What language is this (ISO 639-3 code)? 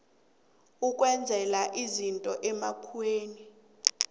nbl